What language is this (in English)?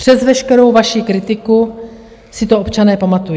Czech